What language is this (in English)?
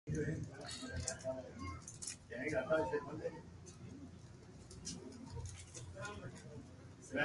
Loarki